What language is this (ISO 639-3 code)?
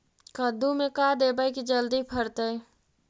mag